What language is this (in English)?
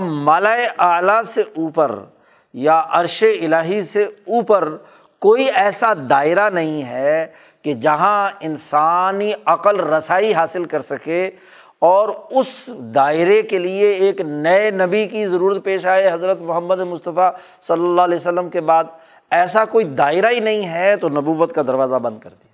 Urdu